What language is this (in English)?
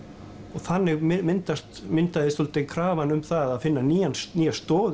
Icelandic